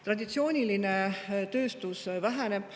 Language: Estonian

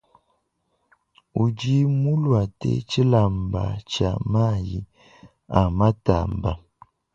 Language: Luba-Lulua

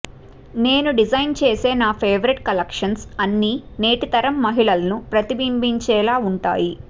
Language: Telugu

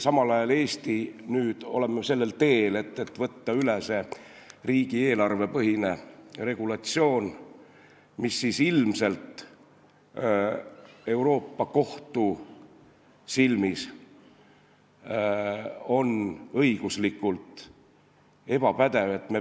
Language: Estonian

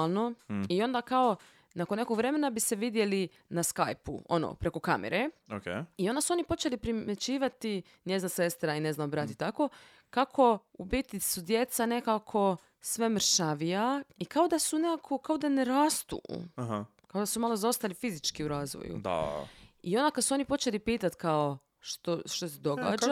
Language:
Croatian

